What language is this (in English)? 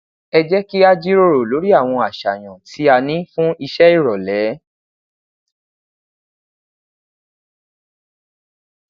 Yoruba